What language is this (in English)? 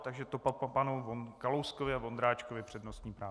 Czech